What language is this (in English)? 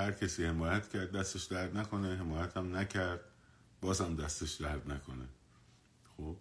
Persian